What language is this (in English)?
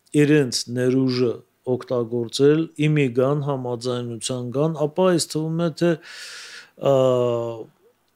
Turkish